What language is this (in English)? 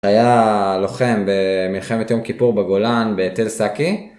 Hebrew